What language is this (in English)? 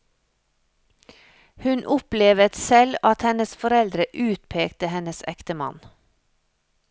Norwegian